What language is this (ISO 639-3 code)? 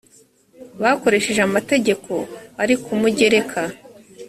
kin